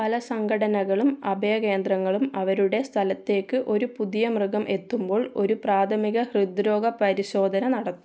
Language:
Malayalam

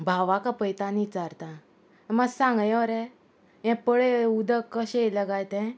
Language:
Konkani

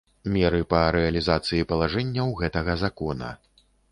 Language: Belarusian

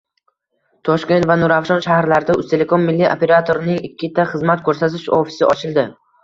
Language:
Uzbek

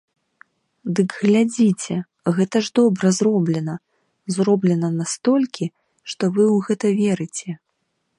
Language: Belarusian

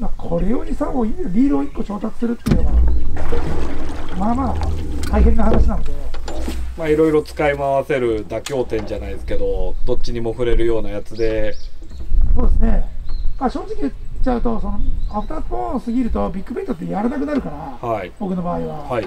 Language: Japanese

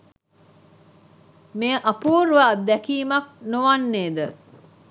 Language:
Sinhala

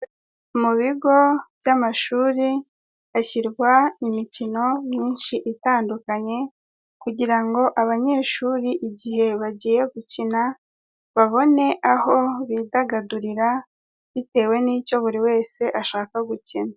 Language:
Kinyarwanda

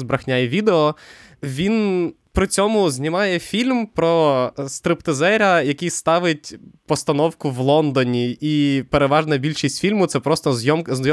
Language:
Ukrainian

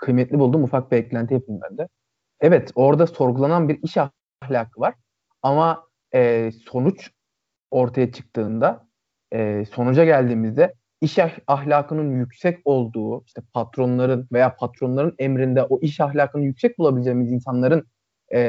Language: Turkish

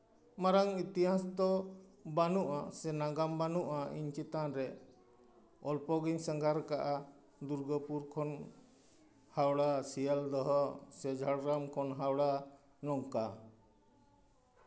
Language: Santali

